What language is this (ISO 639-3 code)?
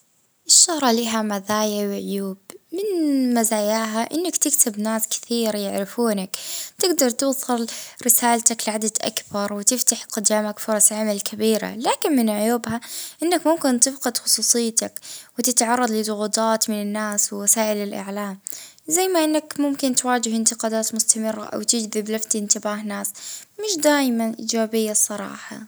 ayl